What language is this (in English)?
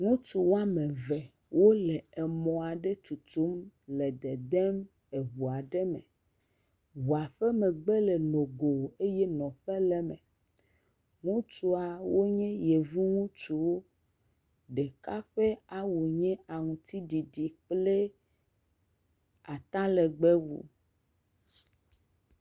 Ewe